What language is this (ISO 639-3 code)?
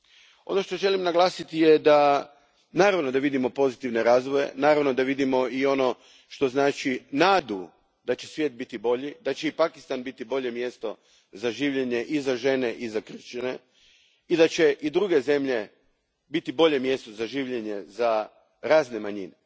hrv